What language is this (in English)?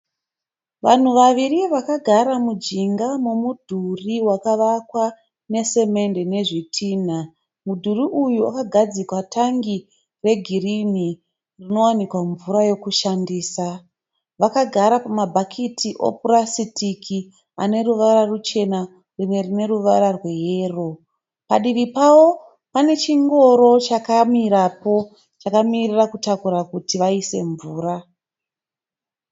Shona